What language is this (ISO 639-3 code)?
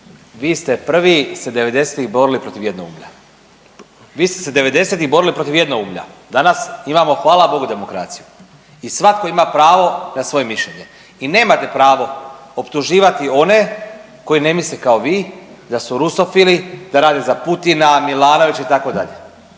hrv